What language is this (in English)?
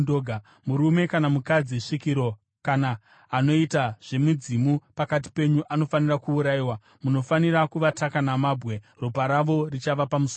Shona